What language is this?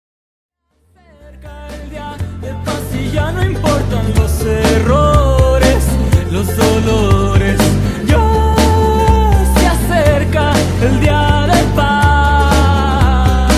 Spanish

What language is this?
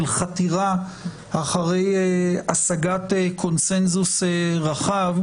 Hebrew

